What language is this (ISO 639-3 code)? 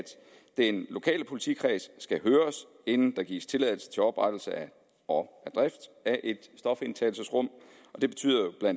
dan